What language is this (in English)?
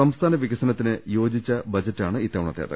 Malayalam